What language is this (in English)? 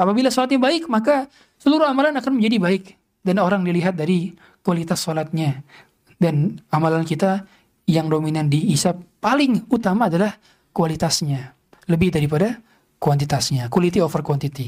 Indonesian